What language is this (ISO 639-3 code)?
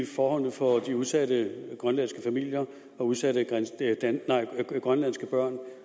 dan